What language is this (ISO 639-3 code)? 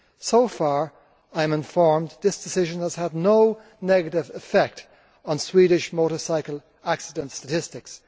eng